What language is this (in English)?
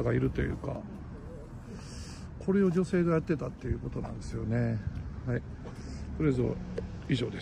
Japanese